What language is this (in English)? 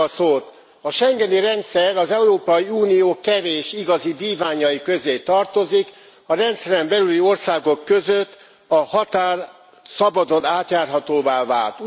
Hungarian